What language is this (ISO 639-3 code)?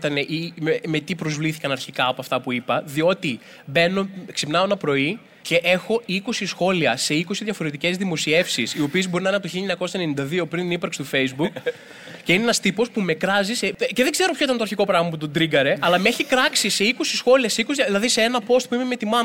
ell